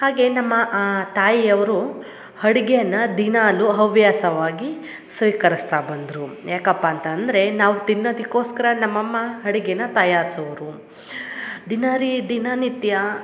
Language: Kannada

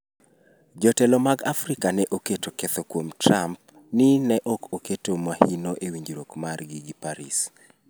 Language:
Luo (Kenya and Tanzania)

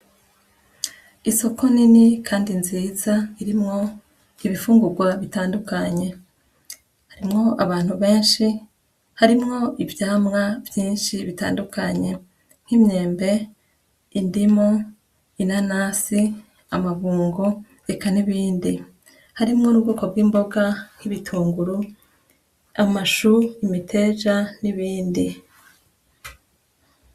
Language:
Rundi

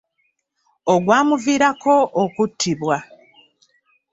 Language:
Ganda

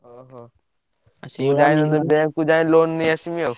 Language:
Odia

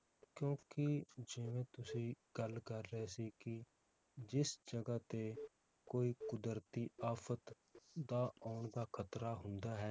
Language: Punjabi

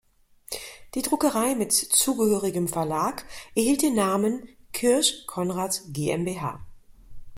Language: German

